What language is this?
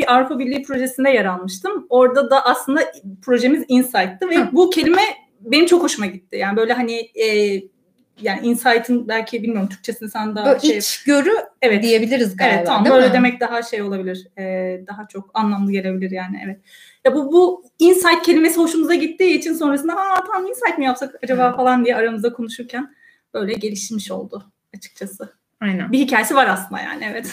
Turkish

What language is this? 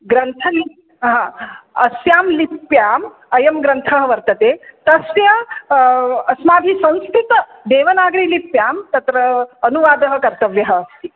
Sanskrit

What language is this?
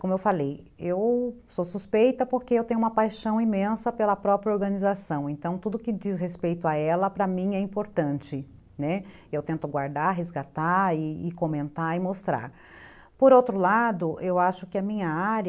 Portuguese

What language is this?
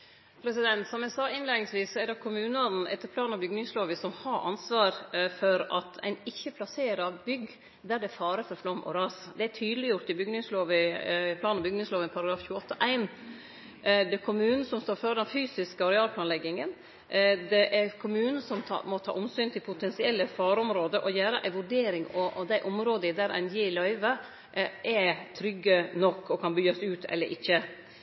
Norwegian Nynorsk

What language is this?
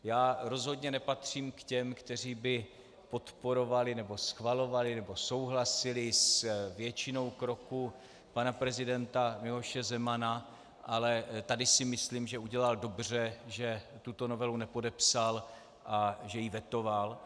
Czech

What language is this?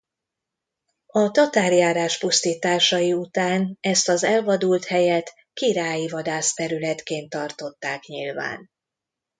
Hungarian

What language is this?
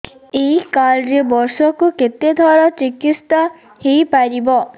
Odia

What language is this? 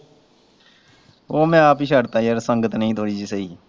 Punjabi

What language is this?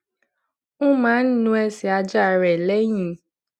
Yoruba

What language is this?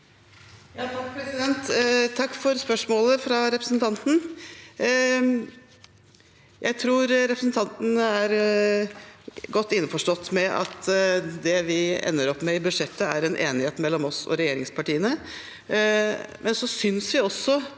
Norwegian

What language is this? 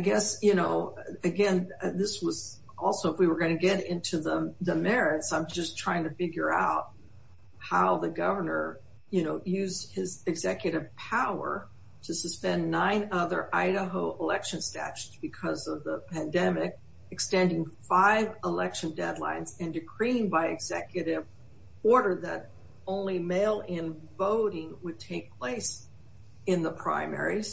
English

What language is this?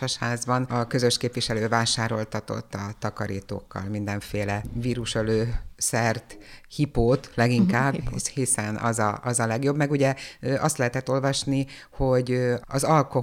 Hungarian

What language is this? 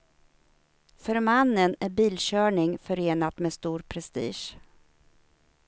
Swedish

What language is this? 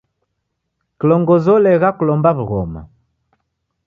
Taita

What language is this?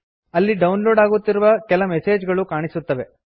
Kannada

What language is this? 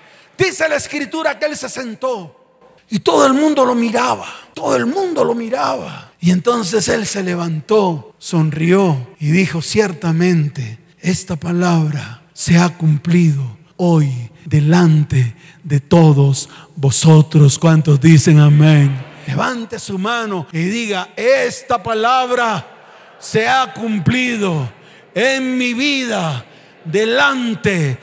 Spanish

